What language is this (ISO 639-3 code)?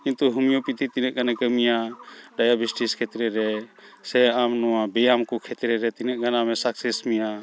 sat